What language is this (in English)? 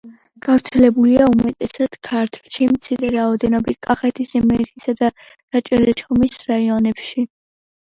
Georgian